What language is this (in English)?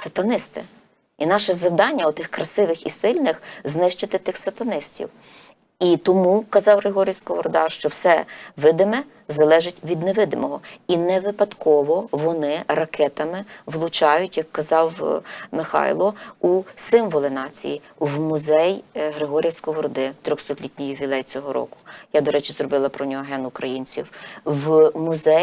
Ukrainian